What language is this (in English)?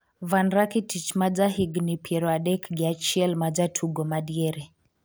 Luo (Kenya and Tanzania)